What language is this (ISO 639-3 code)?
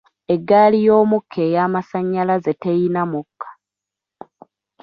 lug